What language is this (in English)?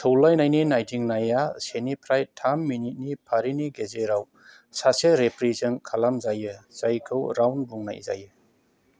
Bodo